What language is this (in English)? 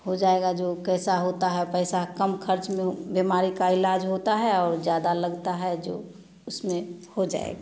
Hindi